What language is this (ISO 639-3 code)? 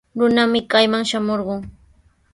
qws